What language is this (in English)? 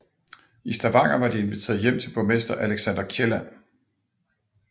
Danish